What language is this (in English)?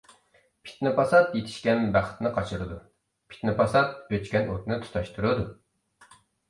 Uyghur